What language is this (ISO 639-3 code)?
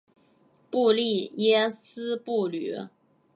zho